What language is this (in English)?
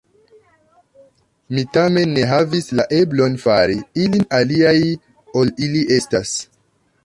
Esperanto